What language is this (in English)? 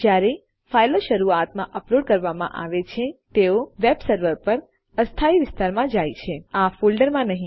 Gujarati